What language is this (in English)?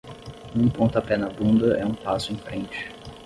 Portuguese